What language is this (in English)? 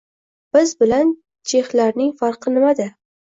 Uzbek